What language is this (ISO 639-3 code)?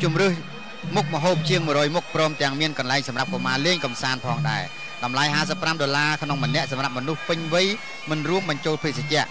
tha